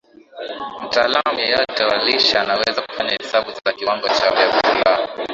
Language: Swahili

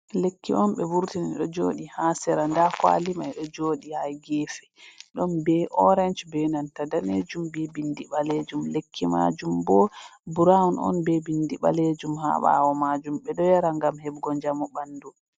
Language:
Fula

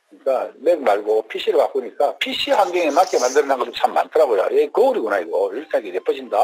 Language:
Korean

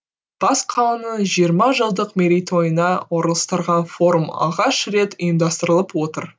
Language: Kazakh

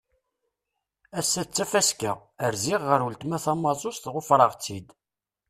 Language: Kabyle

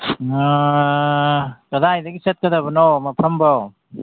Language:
Manipuri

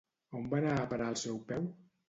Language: Catalan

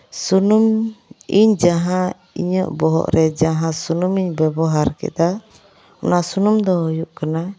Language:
Santali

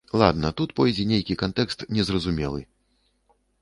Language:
Belarusian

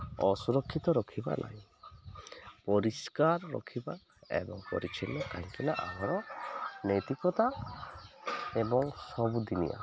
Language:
Odia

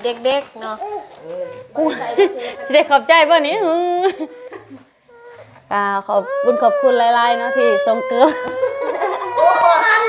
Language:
Thai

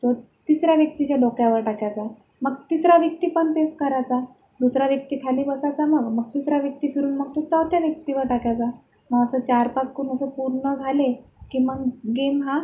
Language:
Marathi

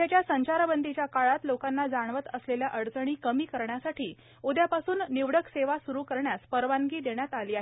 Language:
Marathi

